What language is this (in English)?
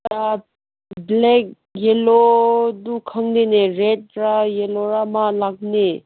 Manipuri